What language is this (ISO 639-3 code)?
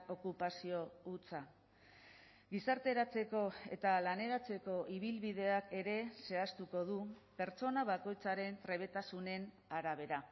eus